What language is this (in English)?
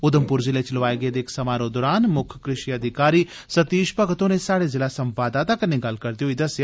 Dogri